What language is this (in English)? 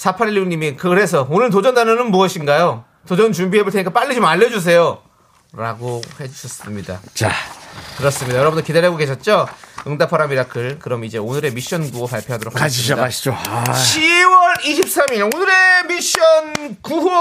Korean